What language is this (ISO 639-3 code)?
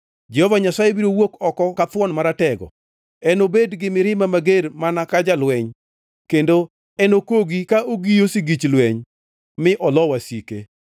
luo